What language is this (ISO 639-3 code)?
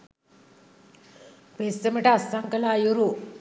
sin